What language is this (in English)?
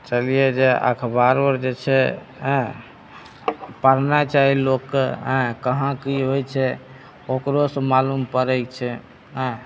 Maithili